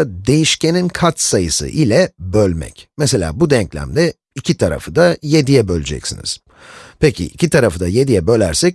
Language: Turkish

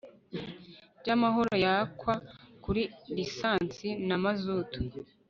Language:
Kinyarwanda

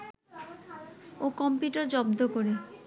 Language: Bangla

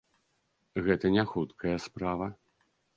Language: Belarusian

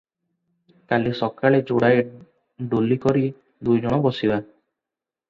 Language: Odia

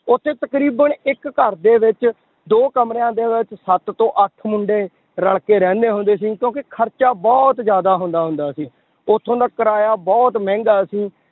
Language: Punjabi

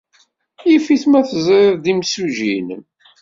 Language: Kabyle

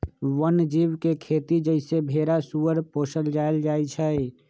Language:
Magahi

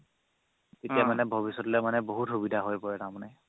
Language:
Assamese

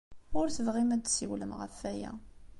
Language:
Kabyle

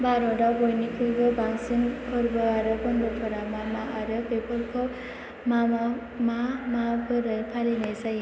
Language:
Bodo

